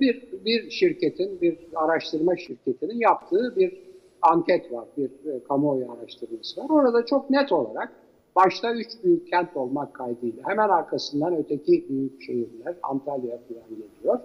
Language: Turkish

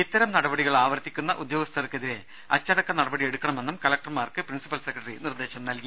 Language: Malayalam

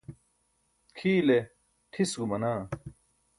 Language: Burushaski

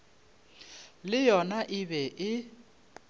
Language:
Northern Sotho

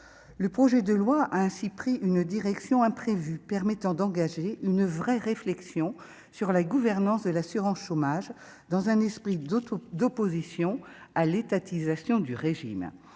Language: French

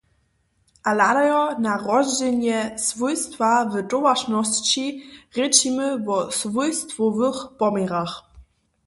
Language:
Upper Sorbian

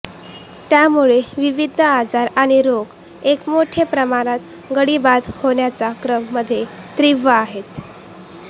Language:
Marathi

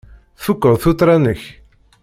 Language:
Kabyle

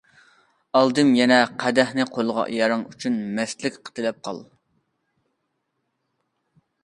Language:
Uyghur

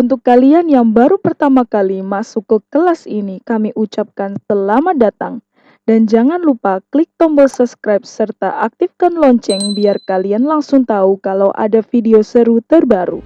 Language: Indonesian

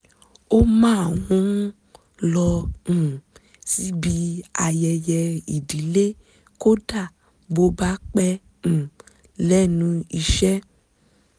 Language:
Yoruba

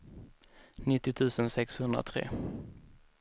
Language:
Swedish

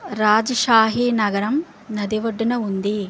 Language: Telugu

